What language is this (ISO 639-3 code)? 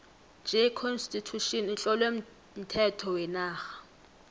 nbl